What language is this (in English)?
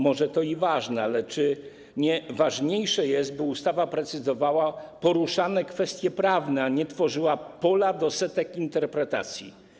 Polish